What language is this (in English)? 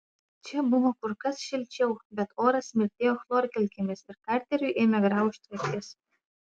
Lithuanian